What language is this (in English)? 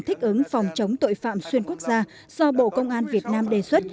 Vietnamese